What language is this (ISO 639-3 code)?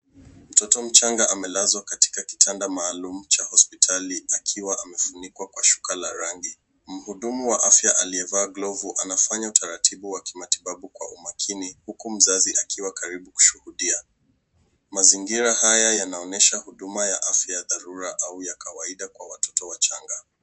swa